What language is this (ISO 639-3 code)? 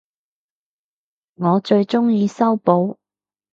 yue